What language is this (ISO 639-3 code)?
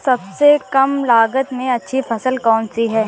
hin